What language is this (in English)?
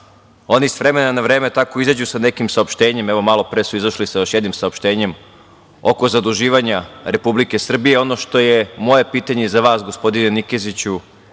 Serbian